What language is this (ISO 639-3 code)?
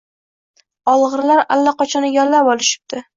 uzb